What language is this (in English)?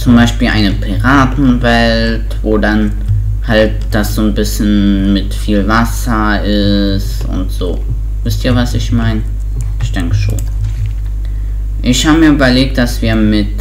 German